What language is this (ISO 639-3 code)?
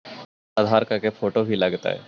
mag